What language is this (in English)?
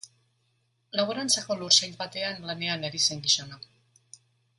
Basque